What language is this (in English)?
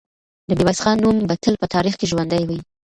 Pashto